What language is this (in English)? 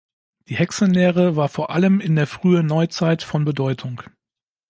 German